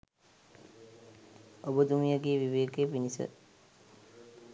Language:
Sinhala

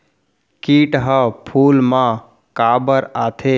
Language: Chhattisgarhi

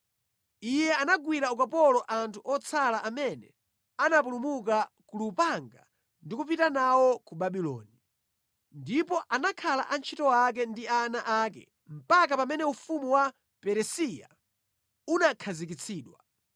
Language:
Nyanja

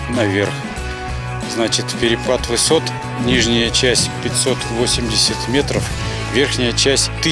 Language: Russian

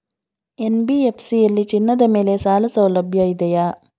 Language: Kannada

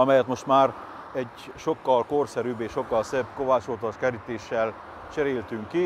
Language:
Hungarian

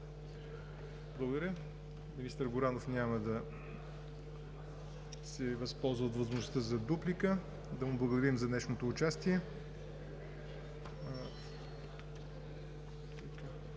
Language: Bulgarian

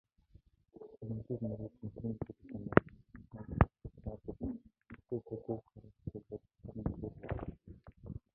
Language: Mongolian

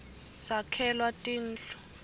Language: Swati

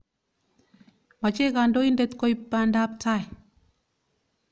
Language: Kalenjin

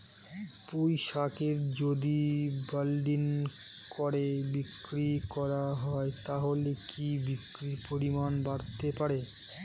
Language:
Bangla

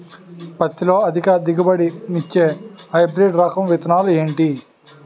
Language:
Telugu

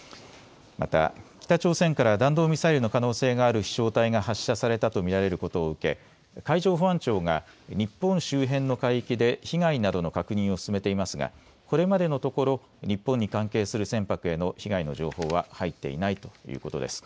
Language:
Japanese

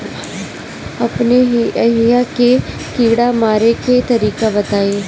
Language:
Bhojpuri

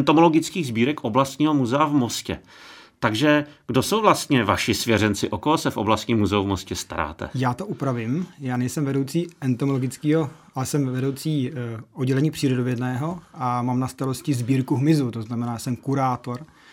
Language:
Czech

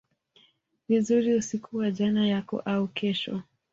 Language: Swahili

